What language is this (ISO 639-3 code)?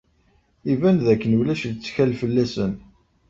kab